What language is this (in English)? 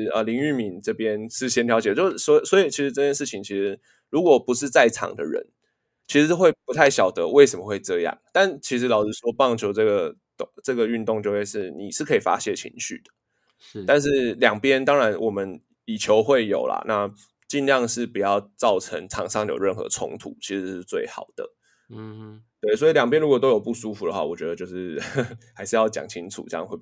Chinese